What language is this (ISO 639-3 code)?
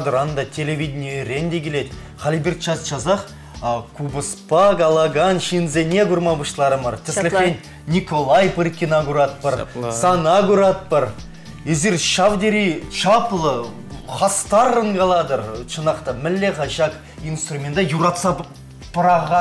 rus